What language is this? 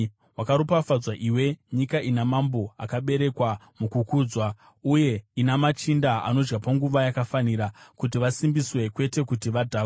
Shona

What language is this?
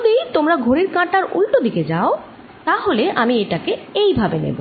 Bangla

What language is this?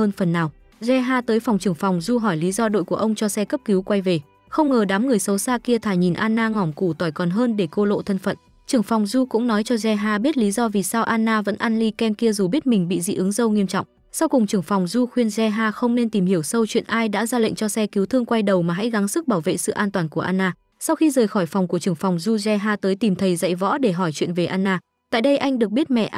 Vietnamese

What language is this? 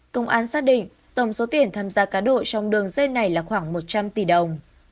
Vietnamese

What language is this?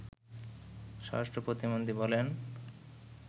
Bangla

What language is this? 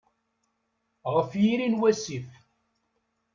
Kabyle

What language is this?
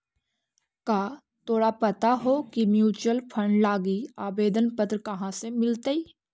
Magahi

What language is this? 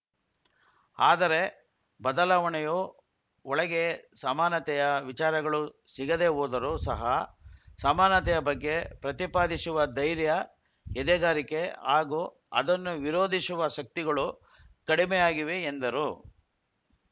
Kannada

